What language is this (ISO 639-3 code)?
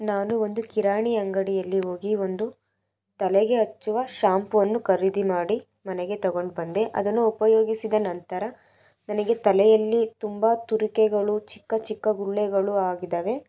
kan